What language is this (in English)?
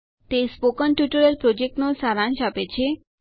Gujarati